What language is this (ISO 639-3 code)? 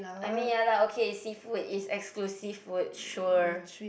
eng